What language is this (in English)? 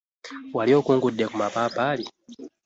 Ganda